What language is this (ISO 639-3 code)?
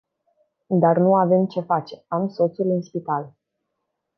ron